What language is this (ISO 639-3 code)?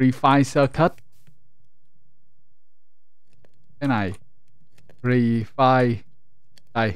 vie